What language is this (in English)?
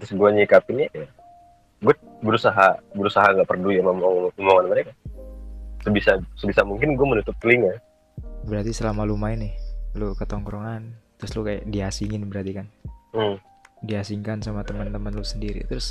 Indonesian